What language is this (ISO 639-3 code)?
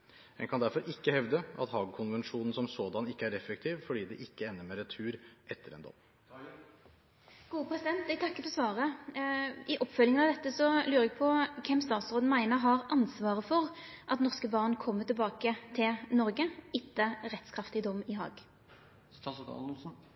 nor